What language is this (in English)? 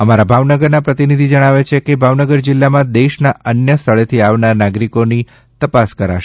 Gujarati